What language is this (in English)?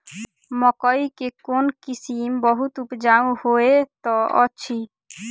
Maithili